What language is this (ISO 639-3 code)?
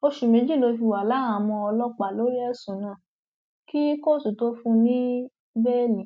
yor